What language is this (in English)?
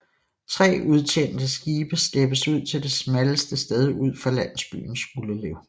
Danish